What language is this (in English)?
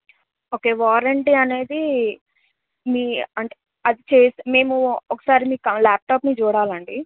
Telugu